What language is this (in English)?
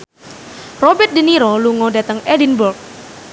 Javanese